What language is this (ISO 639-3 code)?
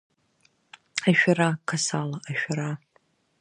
abk